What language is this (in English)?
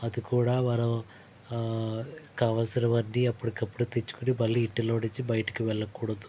Telugu